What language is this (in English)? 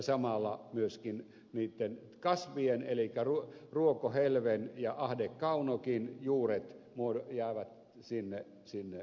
Finnish